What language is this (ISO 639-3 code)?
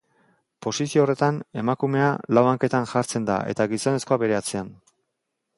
eus